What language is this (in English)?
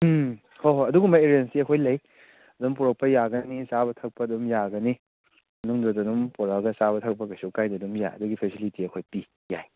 Manipuri